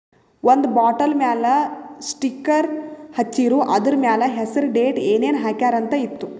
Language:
Kannada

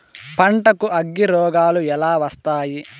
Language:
Telugu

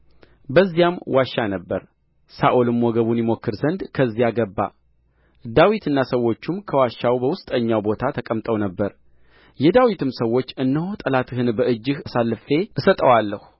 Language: Amharic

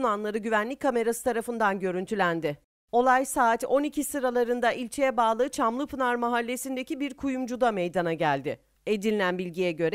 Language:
Turkish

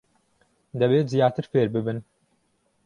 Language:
Central Kurdish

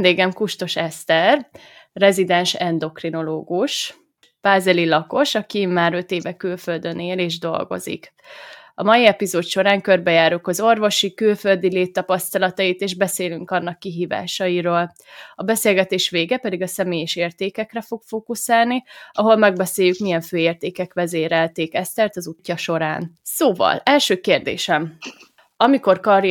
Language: Hungarian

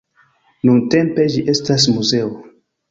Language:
Esperanto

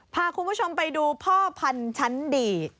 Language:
Thai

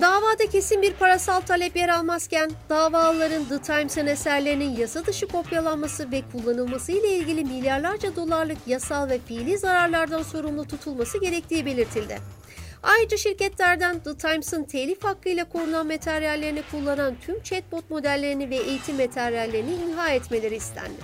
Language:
Turkish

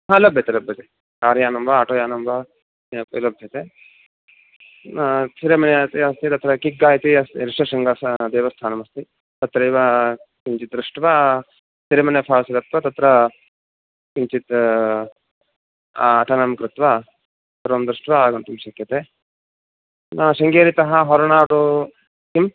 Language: Sanskrit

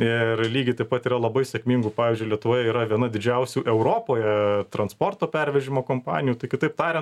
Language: Lithuanian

